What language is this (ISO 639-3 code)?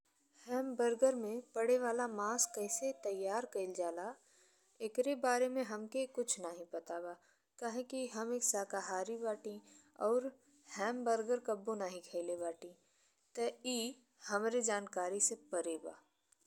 bho